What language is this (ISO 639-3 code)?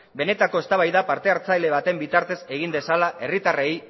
eus